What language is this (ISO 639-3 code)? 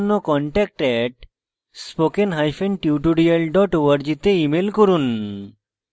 ben